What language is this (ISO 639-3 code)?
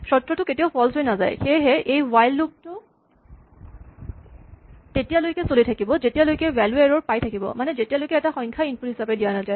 asm